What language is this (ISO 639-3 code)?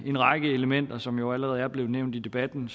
dan